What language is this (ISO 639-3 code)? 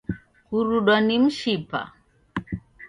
dav